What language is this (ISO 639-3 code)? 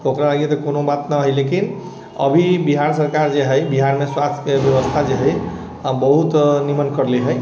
mai